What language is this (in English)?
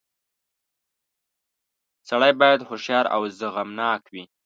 Pashto